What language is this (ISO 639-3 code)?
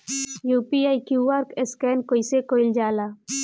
bho